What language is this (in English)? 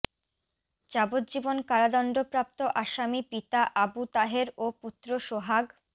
Bangla